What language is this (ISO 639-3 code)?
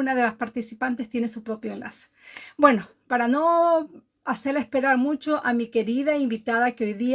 spa